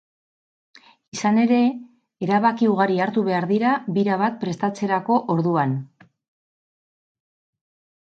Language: Basque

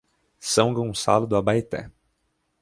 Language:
Portuguese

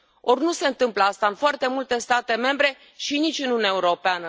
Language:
Romanian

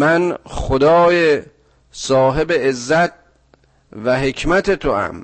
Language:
Persian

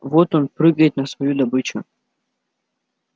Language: Russian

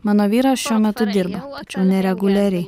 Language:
Lithuanian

